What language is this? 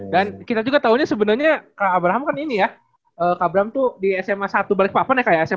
Indonesian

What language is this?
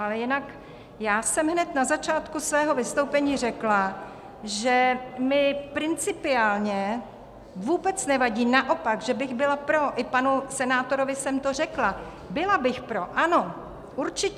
Czech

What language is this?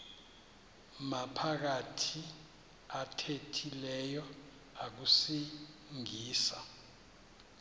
Xhosa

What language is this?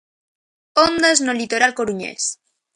Galician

